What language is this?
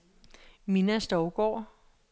Danish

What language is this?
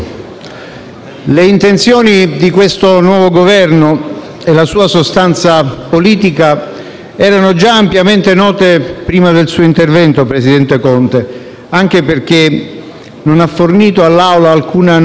Italian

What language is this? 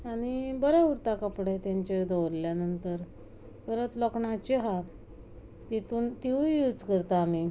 Konkani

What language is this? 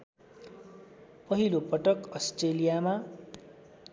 Nepali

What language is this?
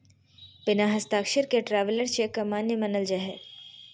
Magahi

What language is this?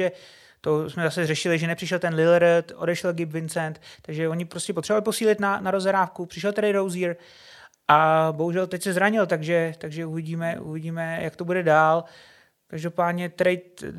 Czech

